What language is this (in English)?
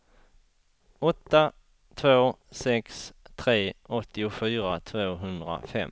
Swedish